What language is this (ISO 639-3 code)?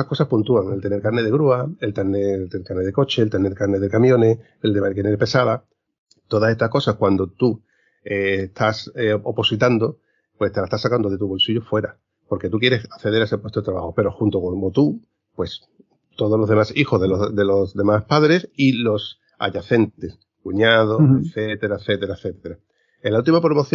spa